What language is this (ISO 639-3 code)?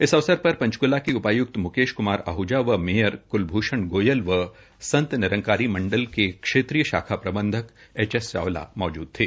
hin